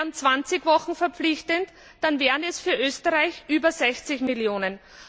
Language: German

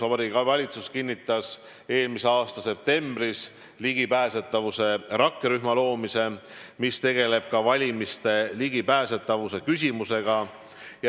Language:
Estonian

